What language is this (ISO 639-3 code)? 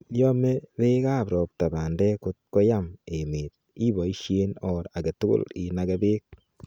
kln